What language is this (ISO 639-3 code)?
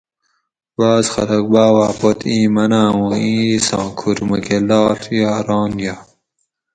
gwc